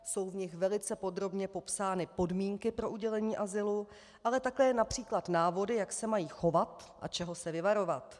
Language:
Czech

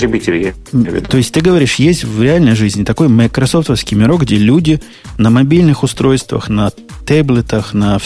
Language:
Russian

